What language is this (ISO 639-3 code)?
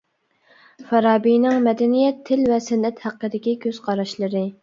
uig